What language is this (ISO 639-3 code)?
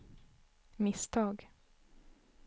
swe